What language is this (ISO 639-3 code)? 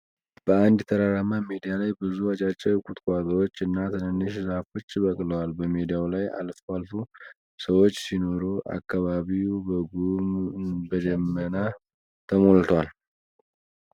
amh